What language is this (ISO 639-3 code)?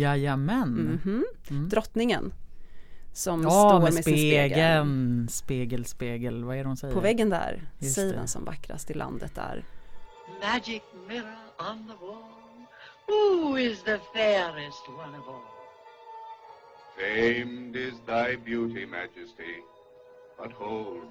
swe